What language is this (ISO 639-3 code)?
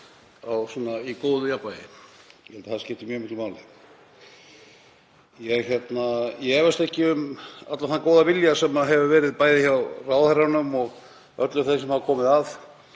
isl